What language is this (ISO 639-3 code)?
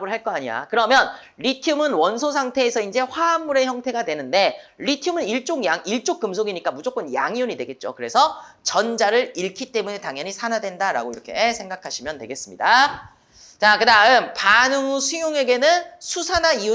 kor